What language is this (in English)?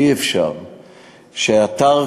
Hebrew